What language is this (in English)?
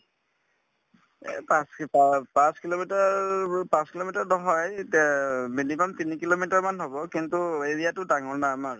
Assamese